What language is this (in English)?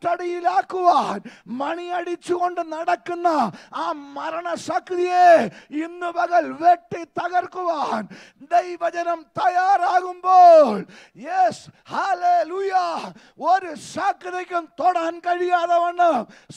Arabic